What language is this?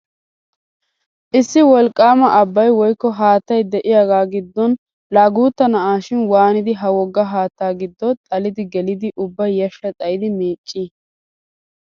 Wolaytta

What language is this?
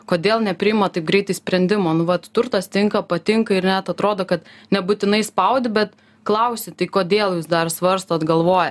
Lithuanian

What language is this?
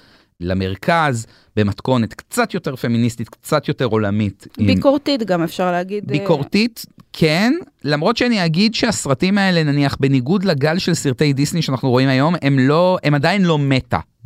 Hebrew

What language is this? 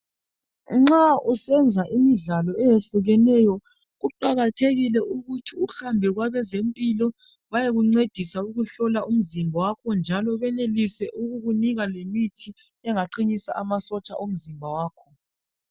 North Ndebele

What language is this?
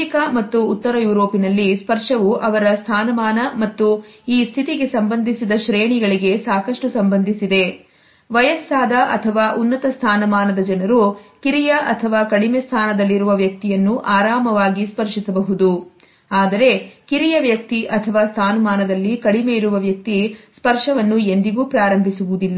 Kannada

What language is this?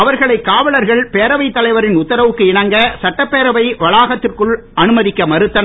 Tamil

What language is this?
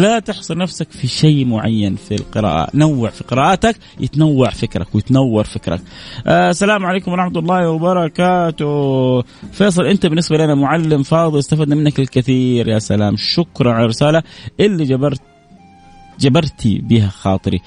Arabic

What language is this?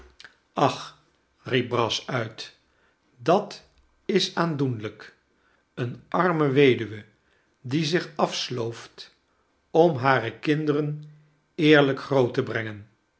Dutch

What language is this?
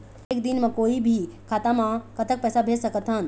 Chhattisgarhi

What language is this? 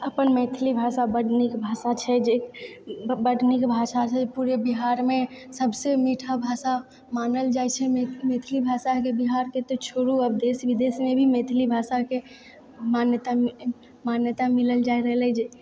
Maithili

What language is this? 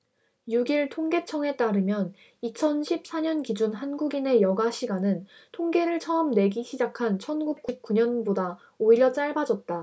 Korean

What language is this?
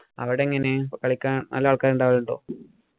Malayalam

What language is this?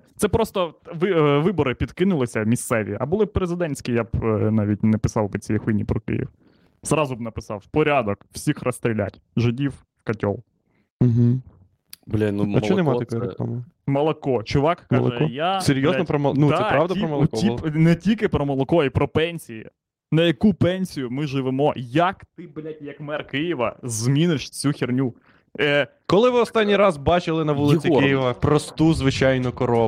Ukrainian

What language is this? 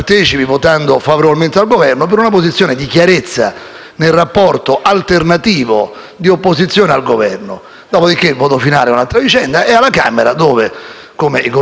Italian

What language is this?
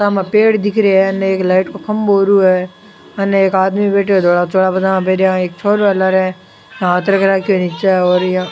Rajasthani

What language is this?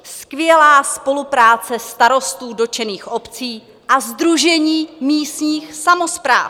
Czech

